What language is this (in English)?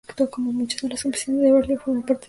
Spanish